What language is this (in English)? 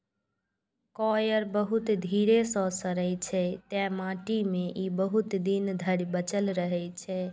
Maithili